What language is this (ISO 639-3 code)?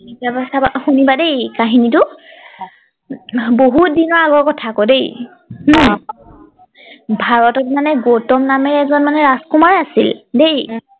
asm